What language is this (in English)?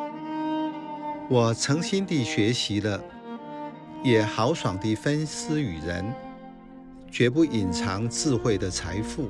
Chinese